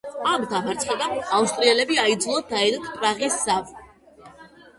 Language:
Georgian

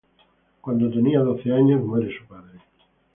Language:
Spanish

